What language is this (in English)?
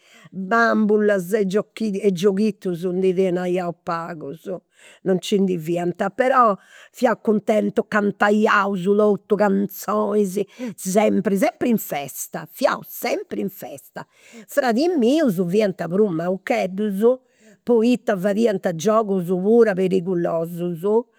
Campidanese Sardinian